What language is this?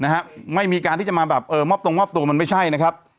Thai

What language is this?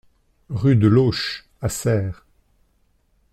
French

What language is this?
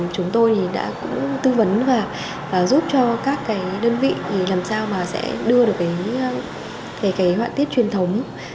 Vietnamese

